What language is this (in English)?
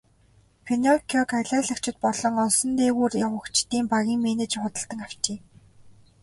Mongolian